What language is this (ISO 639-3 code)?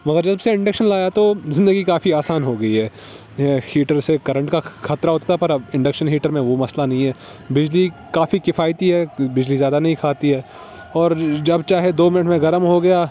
urd